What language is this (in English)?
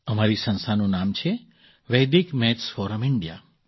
Gujarati